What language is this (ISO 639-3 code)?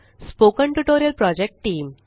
mar